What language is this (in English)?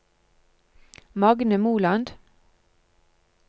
Norwegian